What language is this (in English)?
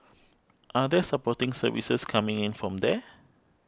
English